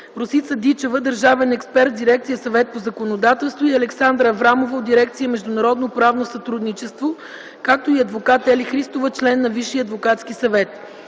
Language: Bulgarian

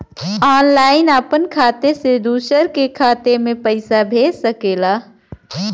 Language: Bhojpuri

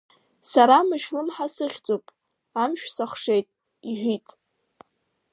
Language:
Abkhazian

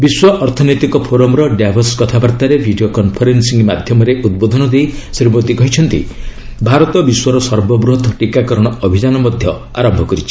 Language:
Odia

